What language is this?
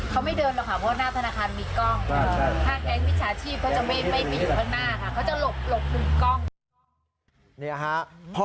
Thai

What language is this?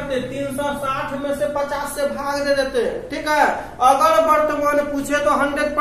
Hindi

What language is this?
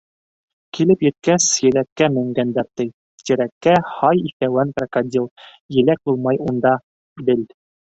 Bashkir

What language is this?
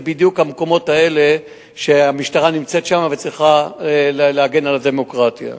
Hebrew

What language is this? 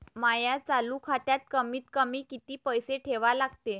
Marathi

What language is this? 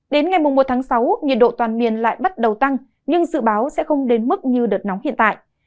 Vietnamese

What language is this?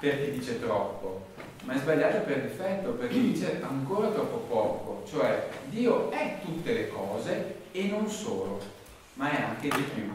Italian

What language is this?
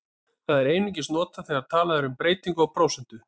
Icelandic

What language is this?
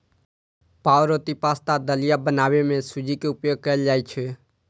Maithili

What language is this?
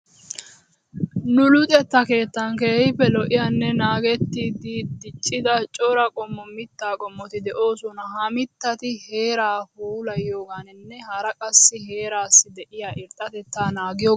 Wolaytta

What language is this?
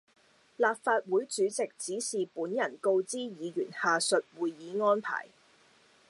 Cantonese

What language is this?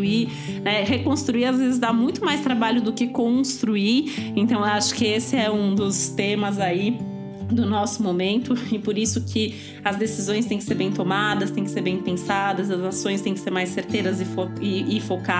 Portuguese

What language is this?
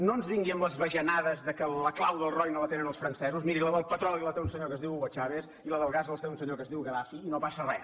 Catalan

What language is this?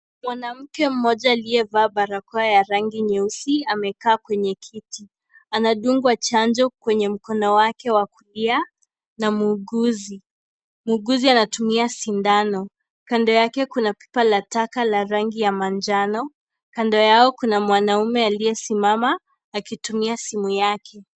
Swahili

